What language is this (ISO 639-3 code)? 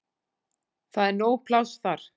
isl